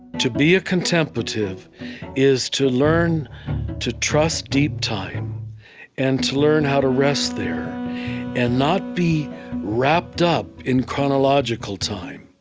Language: English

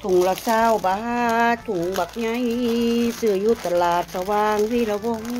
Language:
Thai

